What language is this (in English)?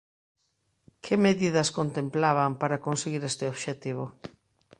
Galician